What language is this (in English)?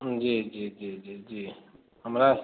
Maithili